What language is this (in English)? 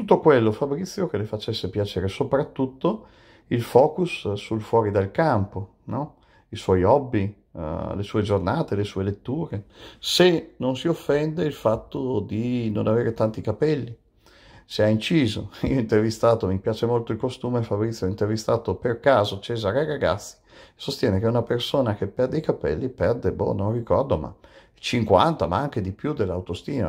Italian